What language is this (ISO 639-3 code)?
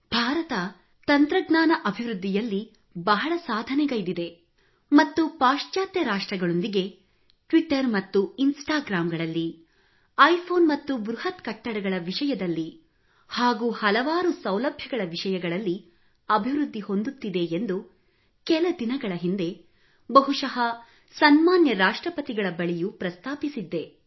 kan